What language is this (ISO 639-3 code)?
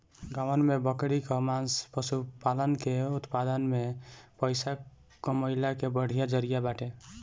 bho